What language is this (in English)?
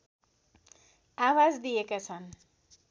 Nepali